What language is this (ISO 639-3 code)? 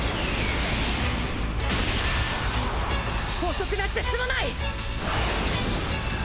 jpn